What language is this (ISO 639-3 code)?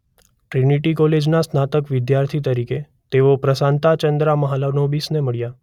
guj